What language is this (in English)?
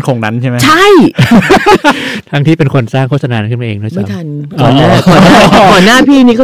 Thai